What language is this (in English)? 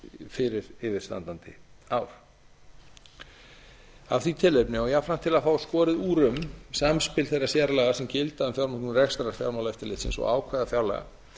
Icelandic